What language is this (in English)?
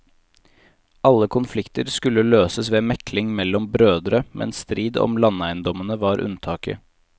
Norwegian